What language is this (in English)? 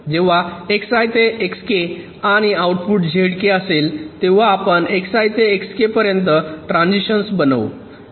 Marathi